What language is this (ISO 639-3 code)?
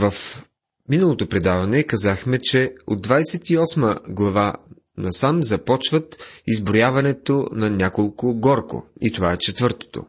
bul